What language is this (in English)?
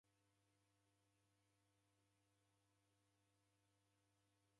Taita